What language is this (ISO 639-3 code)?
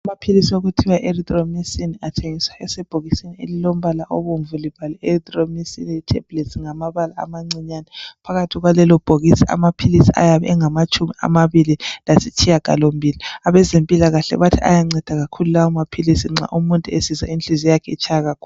nde